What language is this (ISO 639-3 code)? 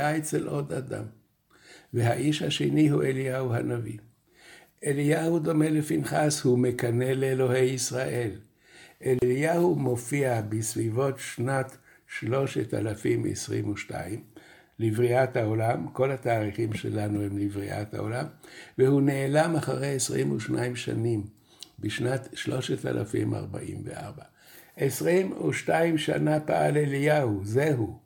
heb